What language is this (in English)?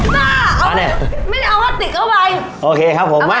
Thai